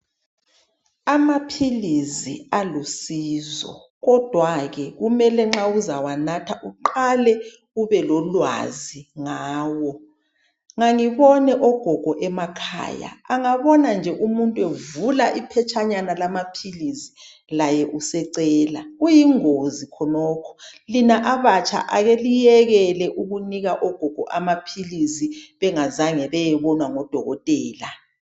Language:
North Ndebele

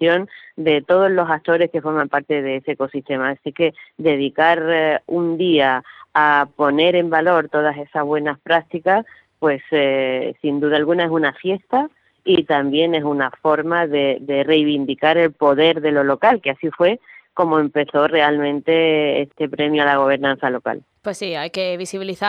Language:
Spanish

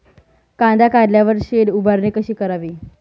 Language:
Marathi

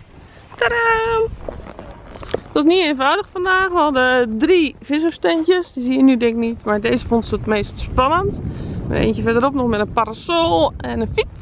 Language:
Dutch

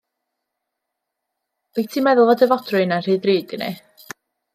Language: Welsh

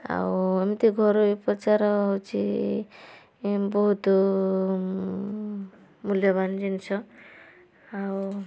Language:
Odia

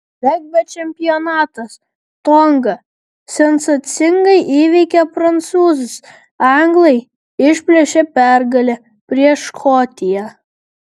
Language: Lithuanian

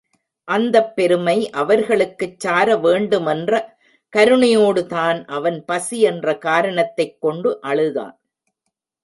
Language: Tamil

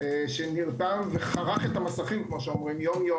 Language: Hebrew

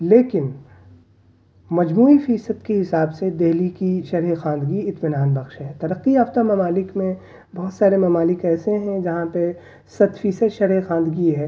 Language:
Urdu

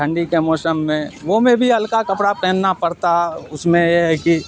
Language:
Urdu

